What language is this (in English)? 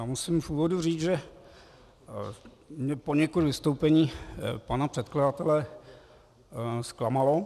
Czech